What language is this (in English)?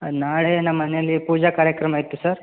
Kannada